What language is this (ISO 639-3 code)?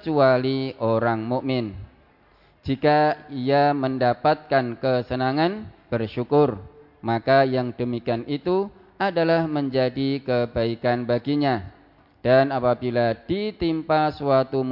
ind